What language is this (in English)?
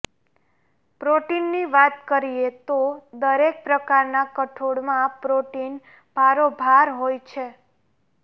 Gujarati